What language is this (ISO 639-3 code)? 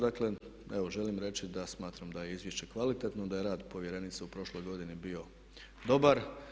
hrv